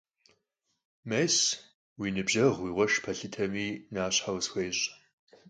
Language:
Kabardian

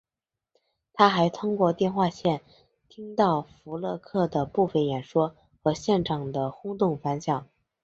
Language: Chinese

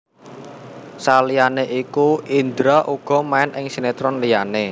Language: Javanese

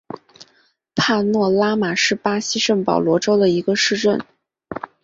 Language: Chinese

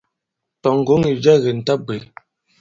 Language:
Bankon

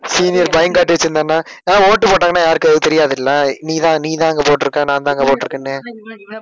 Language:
Tamil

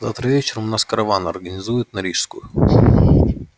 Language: Russian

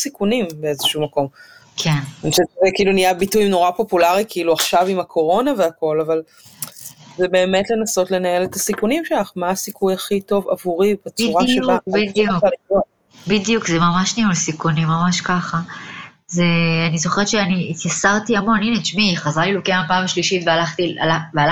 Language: Hebrew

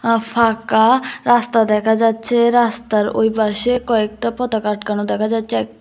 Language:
Bangla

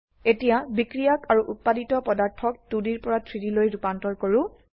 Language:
Assamese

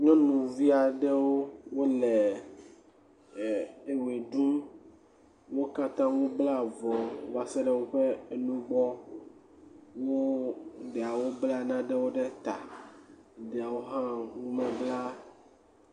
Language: Ewe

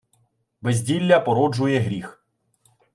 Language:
Ukrainian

